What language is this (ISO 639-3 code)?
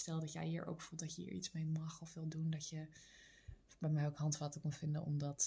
nld